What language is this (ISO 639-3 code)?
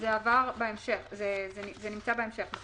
heb